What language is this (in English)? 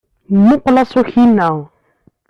Kabyle